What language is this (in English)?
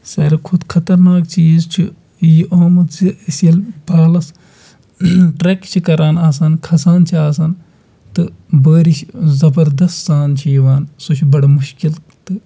Kashmiri